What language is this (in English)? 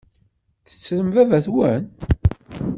Kabyle